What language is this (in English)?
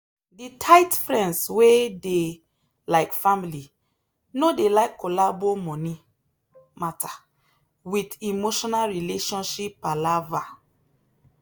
Nigerian Pidgin